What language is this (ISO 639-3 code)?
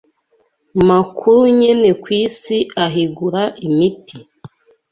kin